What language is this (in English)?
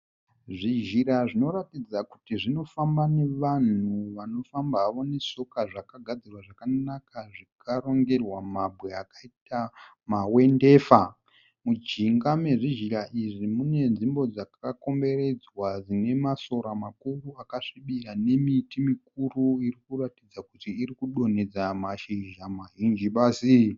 Shona